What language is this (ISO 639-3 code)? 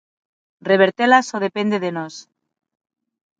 glg